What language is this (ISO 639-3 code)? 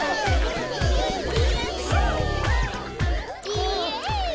jpn